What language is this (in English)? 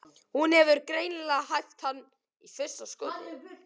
Icelandic